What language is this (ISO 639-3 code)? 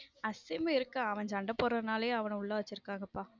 tam